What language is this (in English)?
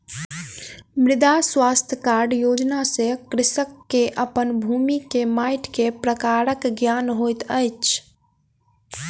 Maithili